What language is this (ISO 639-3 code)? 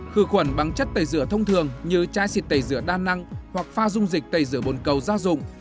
vie